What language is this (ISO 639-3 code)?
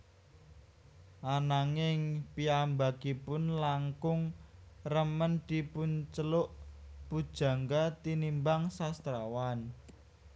jav